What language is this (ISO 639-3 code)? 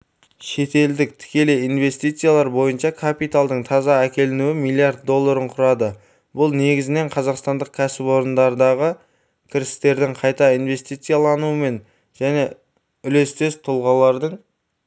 kaz